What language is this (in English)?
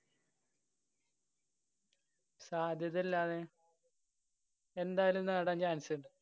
Malayalam